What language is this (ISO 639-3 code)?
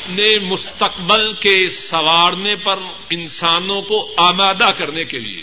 urd